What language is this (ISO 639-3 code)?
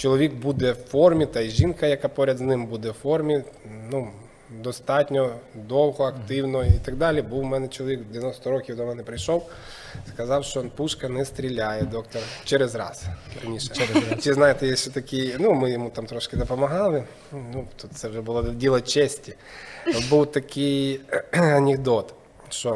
ukr